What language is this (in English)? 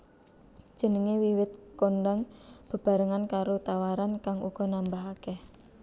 Javanese